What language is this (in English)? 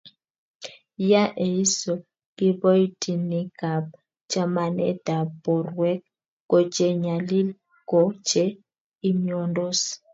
Kalenjin